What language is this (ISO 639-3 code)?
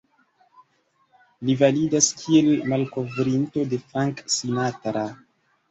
epo